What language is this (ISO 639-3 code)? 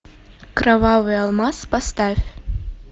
rus